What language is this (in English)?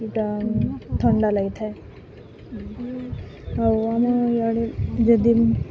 Odia